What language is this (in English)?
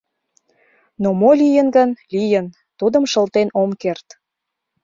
Mari